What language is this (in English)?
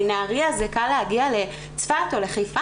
Hebrew